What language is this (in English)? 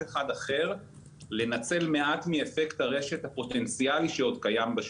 Hebrew